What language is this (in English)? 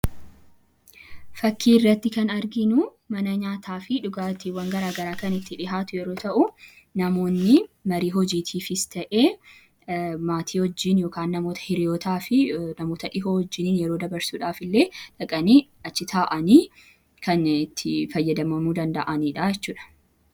Oromo